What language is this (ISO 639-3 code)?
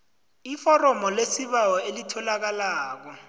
nbl